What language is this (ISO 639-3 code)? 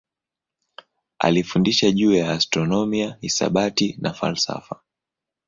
swa